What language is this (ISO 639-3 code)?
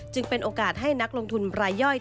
tha